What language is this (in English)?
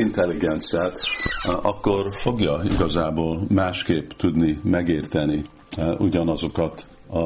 Hungarian